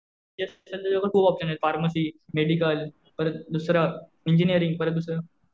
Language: Marathi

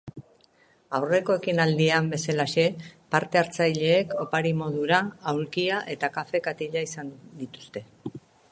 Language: Basque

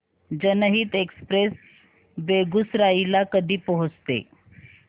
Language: Marathi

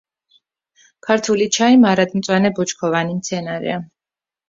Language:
Georgian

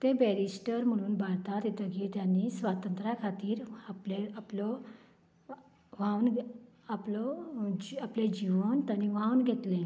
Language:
Konkani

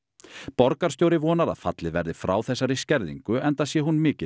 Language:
Icelandic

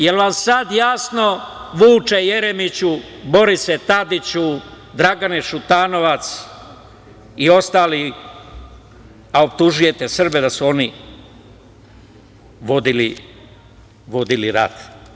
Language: Serbian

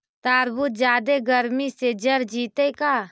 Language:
Magahi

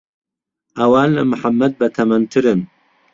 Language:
Central Kurdish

